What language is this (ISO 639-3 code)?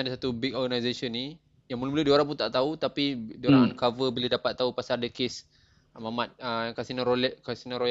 msa